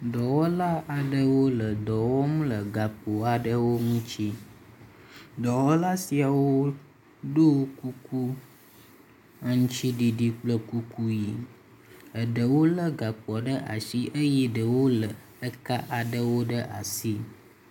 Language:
Ewe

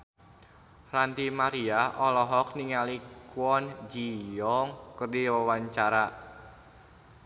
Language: Sundanese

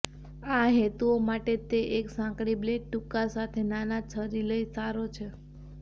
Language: Gujarati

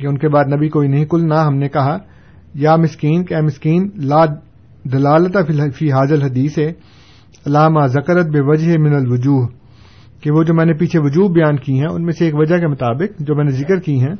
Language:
Urdu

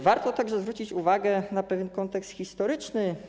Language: Polish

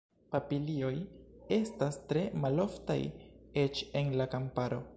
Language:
Esperanto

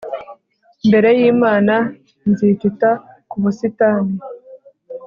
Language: Kinyarwanda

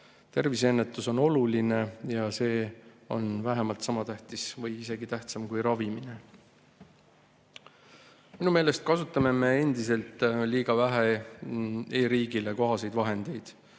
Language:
Estonian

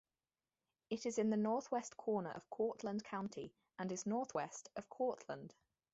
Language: English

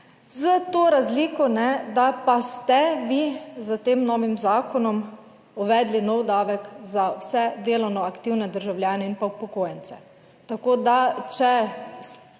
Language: Slovenian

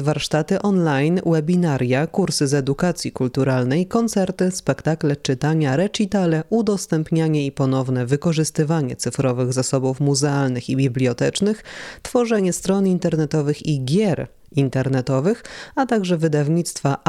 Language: Polish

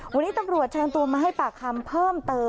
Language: Thai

